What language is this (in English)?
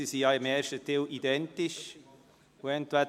Swiss German